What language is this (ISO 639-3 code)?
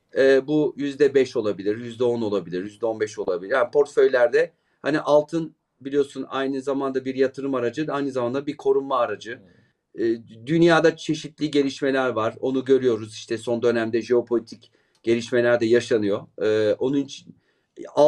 tur